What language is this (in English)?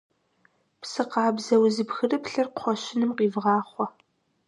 Kabardian